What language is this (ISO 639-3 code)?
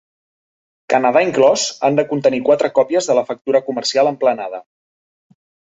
cat